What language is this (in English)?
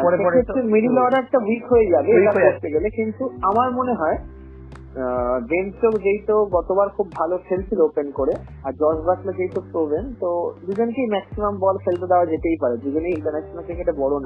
Bangla